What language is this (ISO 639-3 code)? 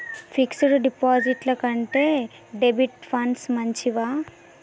tel